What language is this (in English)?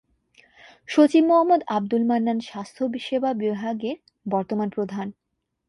Bangla